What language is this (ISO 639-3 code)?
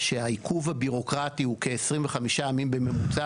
heb